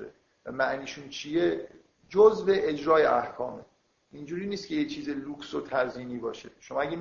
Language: Persian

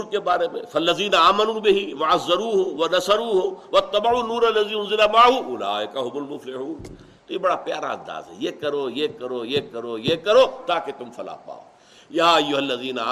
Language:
Urdu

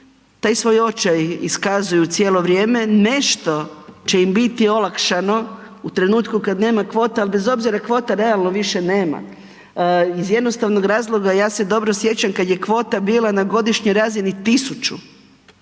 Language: Croatian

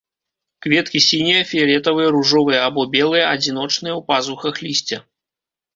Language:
Belarusian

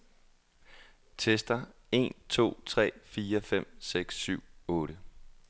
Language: Danish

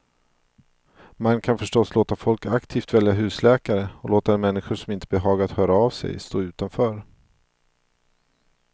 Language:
Swedish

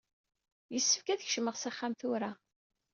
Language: Kabyle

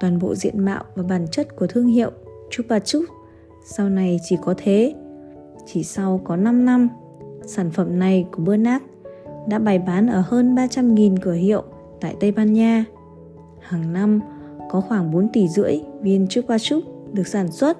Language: Vietnamese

